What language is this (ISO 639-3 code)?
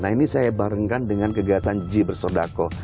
ind